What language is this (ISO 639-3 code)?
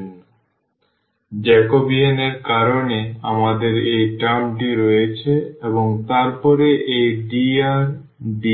ben